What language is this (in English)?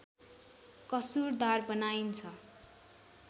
Nepali